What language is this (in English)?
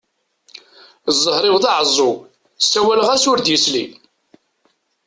Kabyle